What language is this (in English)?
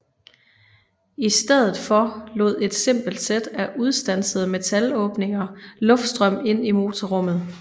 Danish